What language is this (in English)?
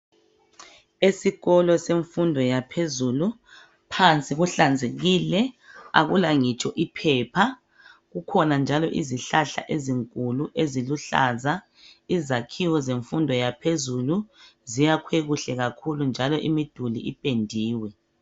North Ndebele